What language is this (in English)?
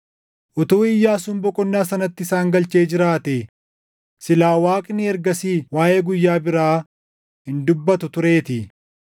Oromo